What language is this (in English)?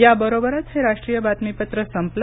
Marathi